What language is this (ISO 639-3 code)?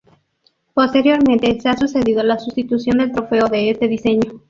spa